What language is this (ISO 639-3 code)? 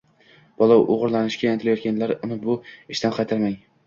uzb